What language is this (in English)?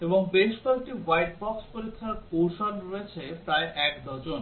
Bangla